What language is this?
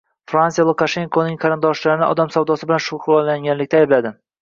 Uzbek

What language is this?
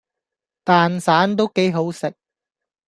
Cantonese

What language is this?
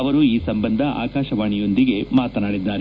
Kannada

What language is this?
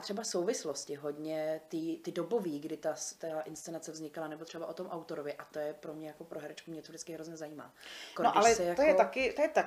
Czech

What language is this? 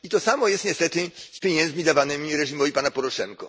Polish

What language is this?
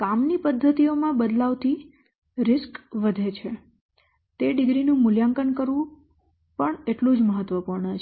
Gujarati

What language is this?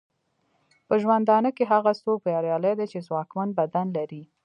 Pashto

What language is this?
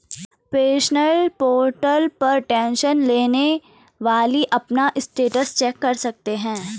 Hindi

